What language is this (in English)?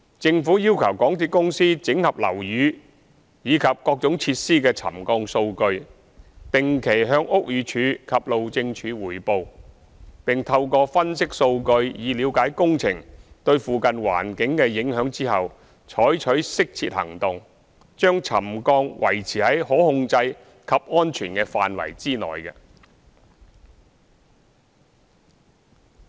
Cantonese